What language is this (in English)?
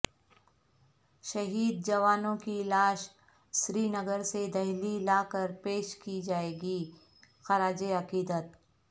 Urdu